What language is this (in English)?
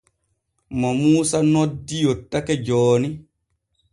Borgu Fulfulde